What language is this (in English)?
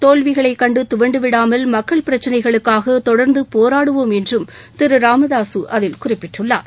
Tamil